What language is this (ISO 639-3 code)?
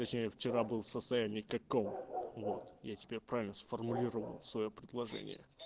rus